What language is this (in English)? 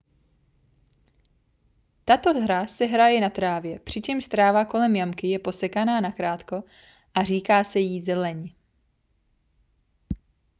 Czech